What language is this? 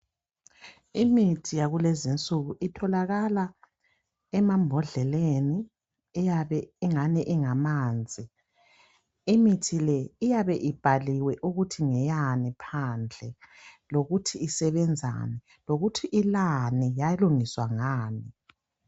North Ndebele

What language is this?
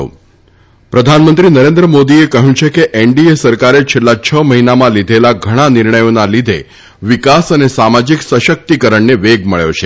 Gujarati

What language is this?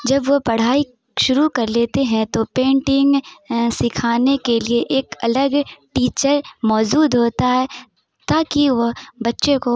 Urdu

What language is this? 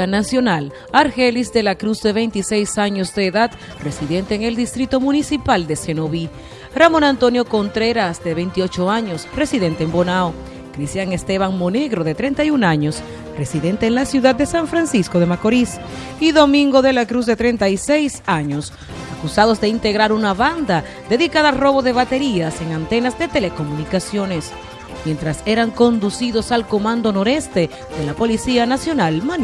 Spanish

